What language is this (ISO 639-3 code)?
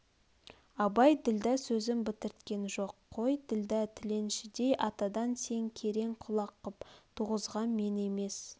kaz